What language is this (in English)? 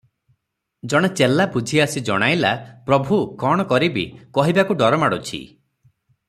Odia